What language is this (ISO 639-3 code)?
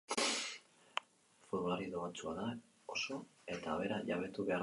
eus